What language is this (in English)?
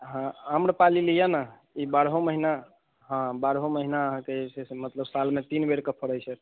Maithili